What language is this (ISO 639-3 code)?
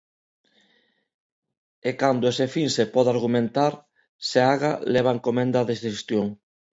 glg